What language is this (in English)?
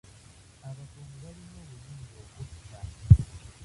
Ganda